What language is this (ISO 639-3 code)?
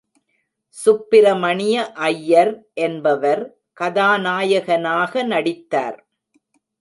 tam